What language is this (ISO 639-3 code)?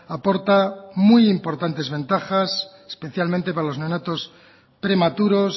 spa